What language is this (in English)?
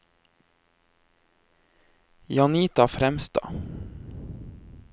Norwegian